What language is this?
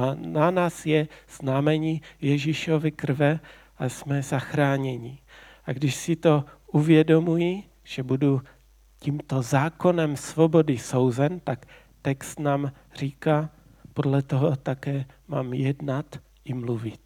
Czech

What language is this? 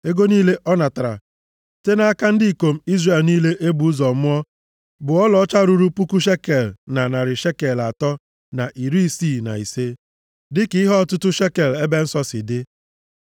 Igbo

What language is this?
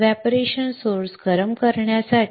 Marathi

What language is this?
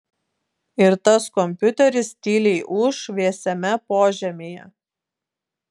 Lithuanian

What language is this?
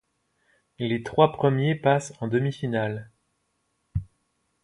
French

